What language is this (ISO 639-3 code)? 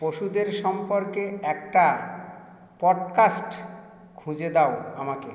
ben